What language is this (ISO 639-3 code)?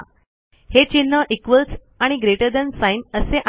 mar